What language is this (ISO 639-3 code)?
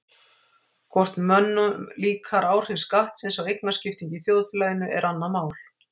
isl